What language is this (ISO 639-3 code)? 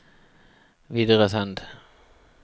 nor